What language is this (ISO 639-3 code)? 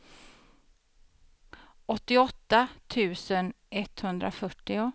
swe